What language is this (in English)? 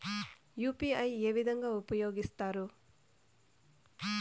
Telugu